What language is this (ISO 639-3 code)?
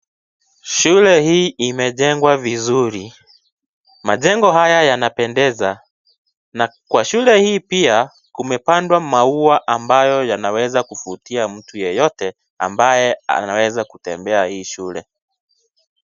swa